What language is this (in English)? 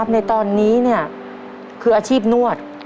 Thai